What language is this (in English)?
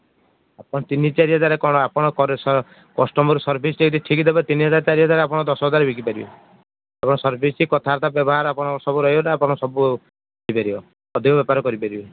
Odia